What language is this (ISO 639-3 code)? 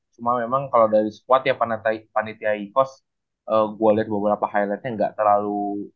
ind